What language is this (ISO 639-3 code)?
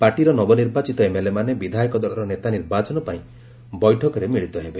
ori